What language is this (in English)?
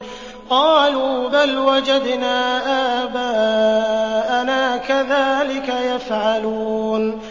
Arabic